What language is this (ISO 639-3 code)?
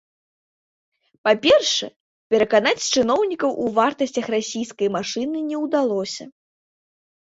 bel